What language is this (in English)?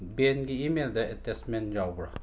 Manipuri